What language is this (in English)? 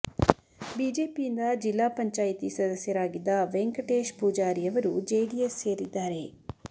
Kannada